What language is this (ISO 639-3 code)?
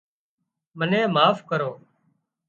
kxp